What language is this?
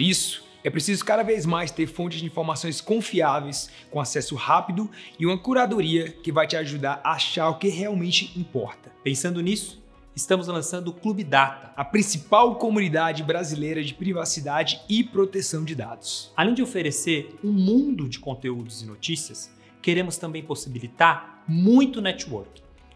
Portuguese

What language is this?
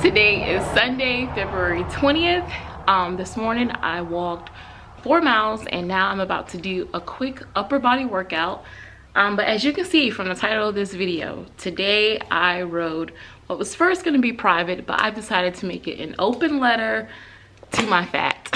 English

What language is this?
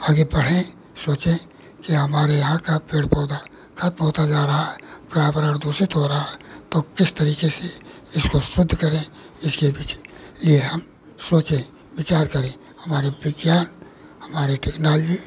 Hindi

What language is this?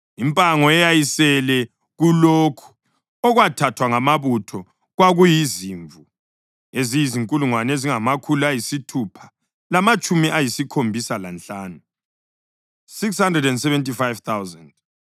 North Ndebele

